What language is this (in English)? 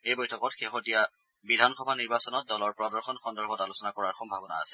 Assamese